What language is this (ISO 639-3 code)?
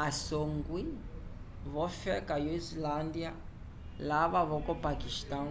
umb